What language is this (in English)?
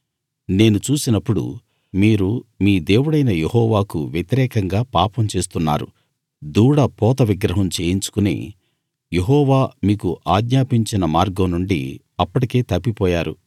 Telugu